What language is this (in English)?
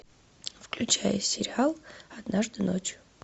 Russian